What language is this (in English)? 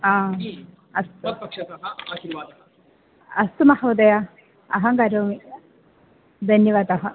Sanskrit